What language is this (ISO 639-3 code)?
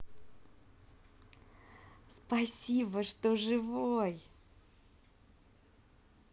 rus